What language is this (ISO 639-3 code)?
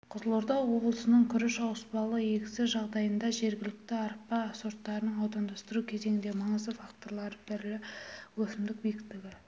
kaz